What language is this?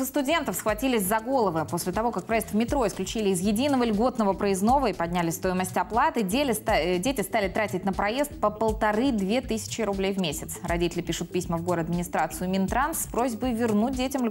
Russian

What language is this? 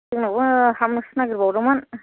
Bodo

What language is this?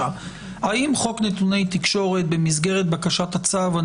Hebrew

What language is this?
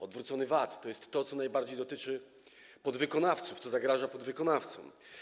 Polish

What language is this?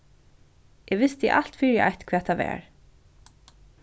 Faroese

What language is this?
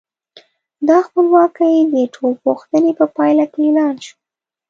Pashto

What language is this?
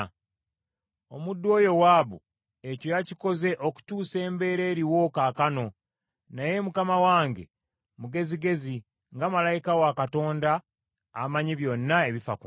Ganda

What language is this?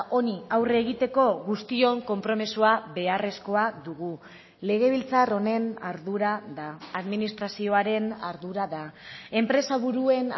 Basque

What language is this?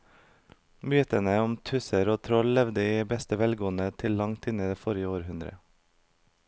Norwegian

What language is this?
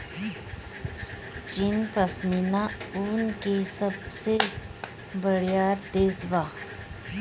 Bhojpuri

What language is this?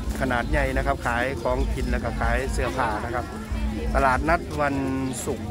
Thai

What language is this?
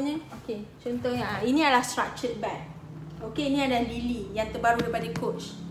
Malay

